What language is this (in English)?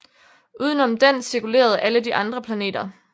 Danish